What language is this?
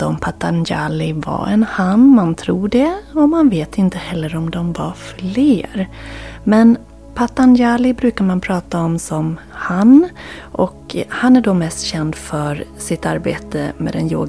Swedish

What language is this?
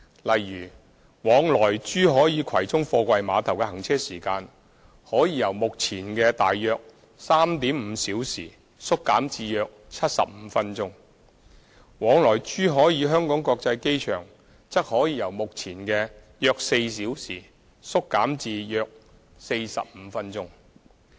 Cantonese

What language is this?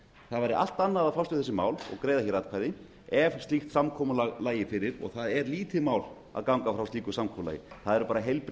Icelandic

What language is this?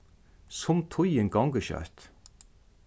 Faroese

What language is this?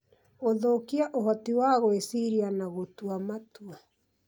Kikuyu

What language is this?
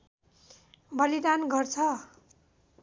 Nepali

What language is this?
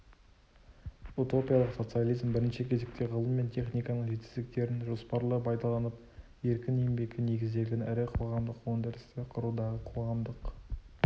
Kazakh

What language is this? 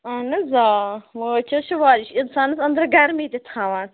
Kashmiri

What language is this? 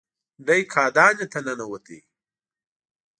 Pashto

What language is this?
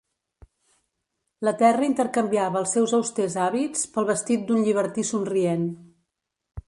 Catalan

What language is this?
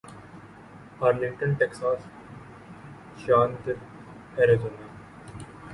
Urdu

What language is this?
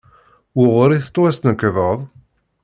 Kabyle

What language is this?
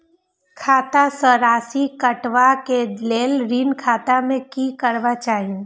Maithili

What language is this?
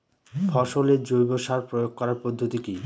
Bangla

